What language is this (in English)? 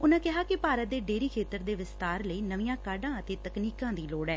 Punjabi